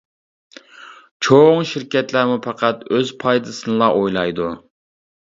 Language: Uyghur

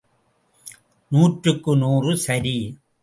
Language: Tamil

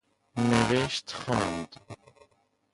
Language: Persian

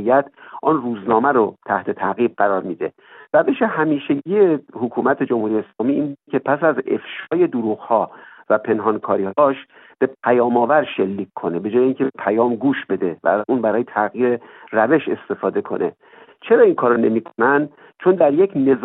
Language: Persian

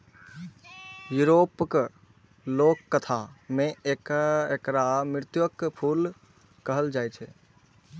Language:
Maithili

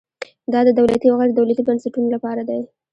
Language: Pashto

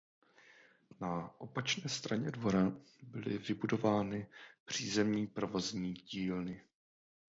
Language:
Czech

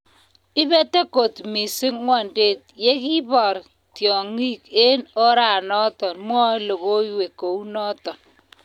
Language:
Kalenjin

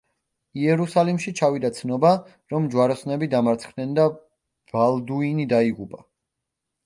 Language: Georgian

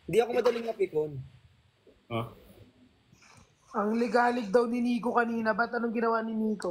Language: Filipino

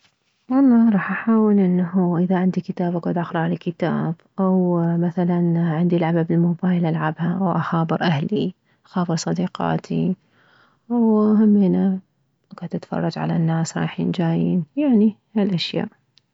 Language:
Mesopotamian Arabic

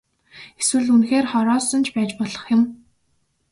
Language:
Mongolian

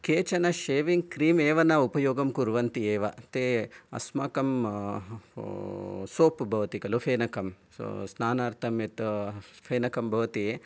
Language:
Sanskrit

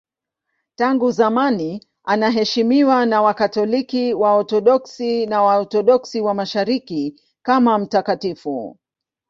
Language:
Swahili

